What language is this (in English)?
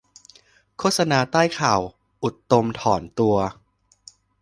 Thai